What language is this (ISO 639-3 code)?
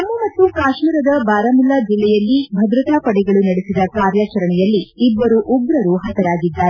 kan